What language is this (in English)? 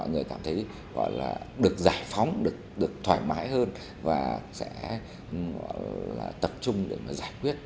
Vietnamese